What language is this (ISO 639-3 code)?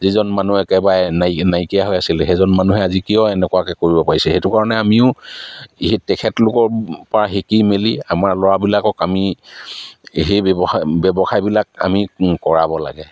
asm